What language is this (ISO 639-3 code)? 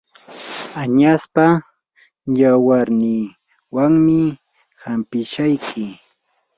qur